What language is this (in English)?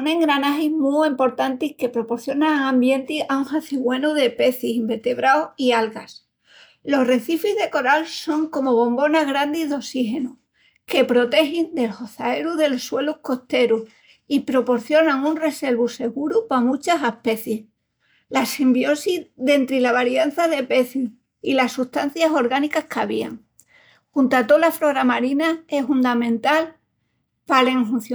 Extremaduran